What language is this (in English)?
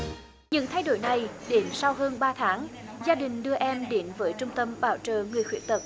Vietnamese